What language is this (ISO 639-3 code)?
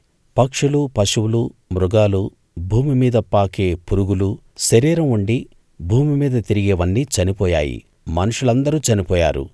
tel